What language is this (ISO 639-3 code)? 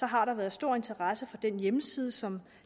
dan